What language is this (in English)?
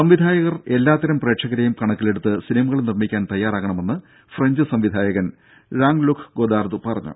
Malayalam